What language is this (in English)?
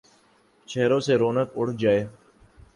Urdu